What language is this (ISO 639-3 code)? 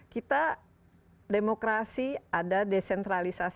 ind